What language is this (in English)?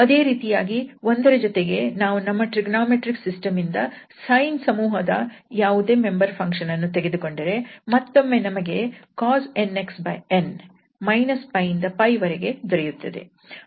Kannada